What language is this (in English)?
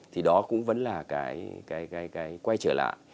Vietnamese